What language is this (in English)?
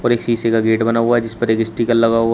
Hindi